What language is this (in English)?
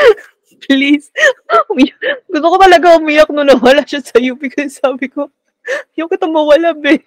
Filipino